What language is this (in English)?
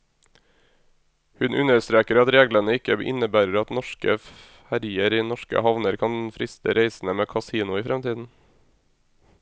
Norwegian